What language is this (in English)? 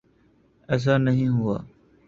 Urdu